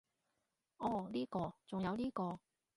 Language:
Cantonese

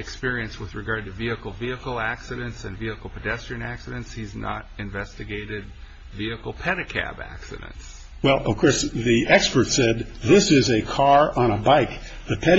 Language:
English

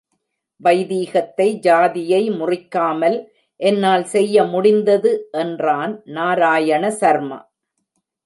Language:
Tamil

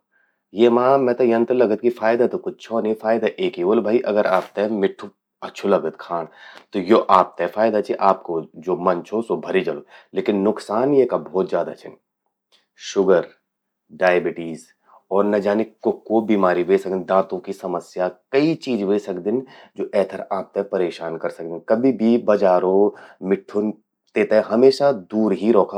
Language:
Garhwali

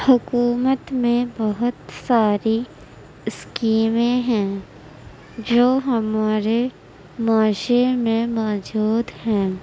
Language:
Urdu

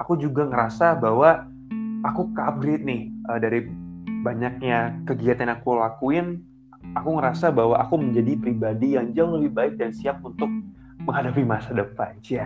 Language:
Indonesian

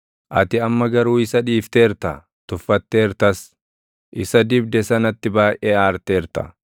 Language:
Oromo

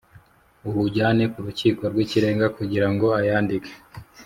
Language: Kinyarwanda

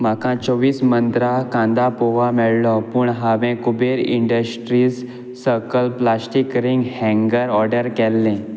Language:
Konkani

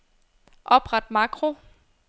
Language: Danish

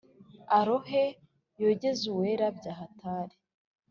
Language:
Kinyarwanda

